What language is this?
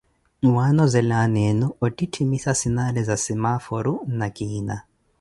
Koti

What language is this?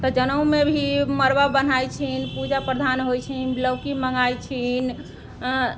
Maithili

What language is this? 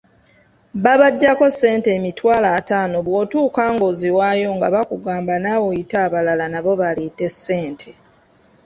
Ganda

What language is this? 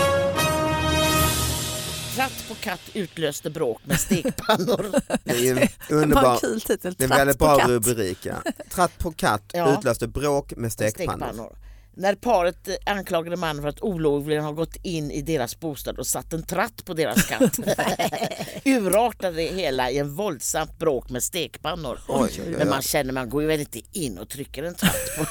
Swedish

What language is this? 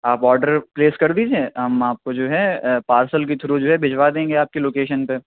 Urdu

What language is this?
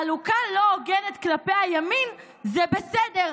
Hebrew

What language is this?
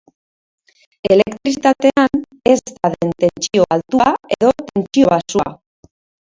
Basque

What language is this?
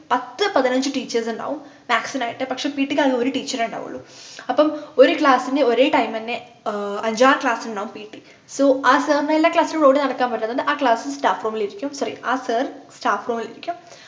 Malayalam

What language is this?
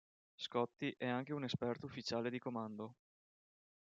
Italian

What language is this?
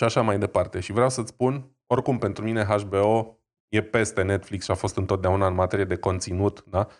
Romanian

